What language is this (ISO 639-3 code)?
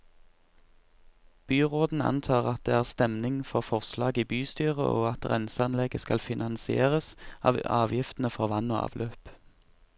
nor